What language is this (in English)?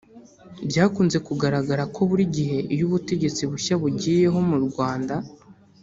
Kinyarwanda